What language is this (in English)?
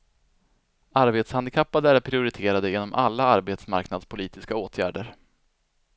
Swedish